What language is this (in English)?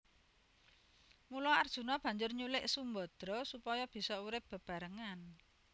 Javanese